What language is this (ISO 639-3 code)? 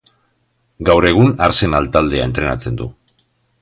eus